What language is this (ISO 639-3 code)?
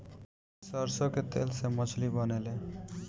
bho